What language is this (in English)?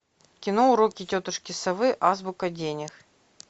Russian